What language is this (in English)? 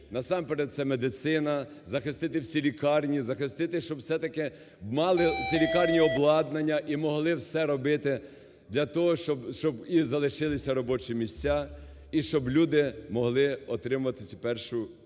Ukrainian